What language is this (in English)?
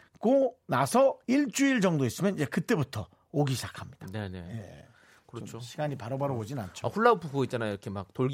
Korean